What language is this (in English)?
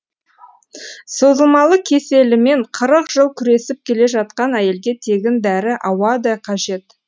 Kazakh